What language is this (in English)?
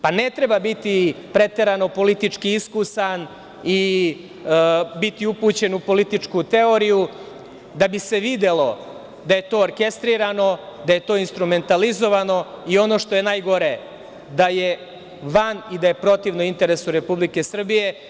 Serbian